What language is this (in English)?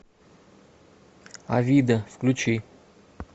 Russian